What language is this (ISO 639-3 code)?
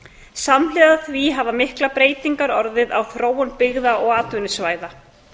isl